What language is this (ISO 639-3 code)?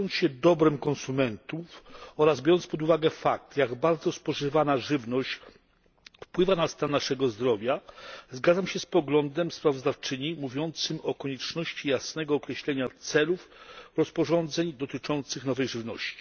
pol